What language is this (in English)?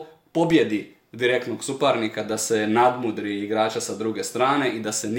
Croatian